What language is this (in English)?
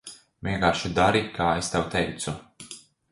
Latvian